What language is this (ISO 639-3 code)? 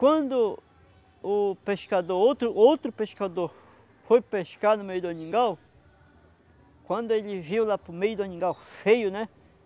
por